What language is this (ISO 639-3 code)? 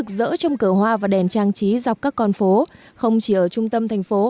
vie